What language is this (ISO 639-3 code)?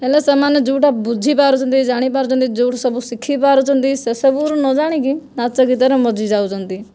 ori